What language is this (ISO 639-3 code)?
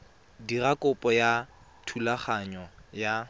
tsn